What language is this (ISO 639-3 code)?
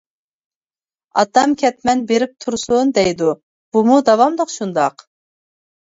uig